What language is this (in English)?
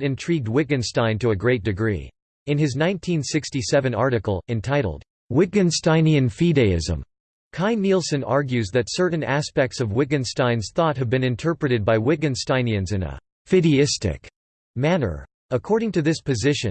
English